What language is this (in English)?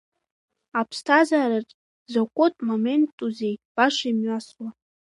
Abkhazian